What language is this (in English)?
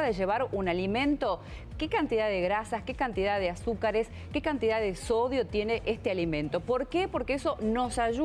Spanish